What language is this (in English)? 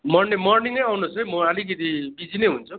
Nepali